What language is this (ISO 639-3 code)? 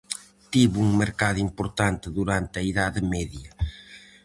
glg